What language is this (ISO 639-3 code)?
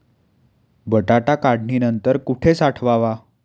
mar